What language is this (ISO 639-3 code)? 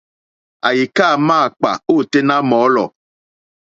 bri